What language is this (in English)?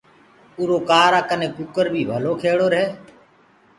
Gurgula